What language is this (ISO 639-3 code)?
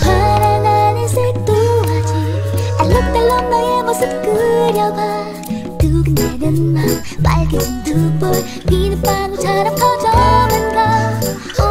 kor